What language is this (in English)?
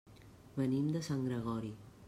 Catalan